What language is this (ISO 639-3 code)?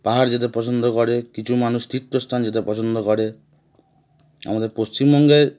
ben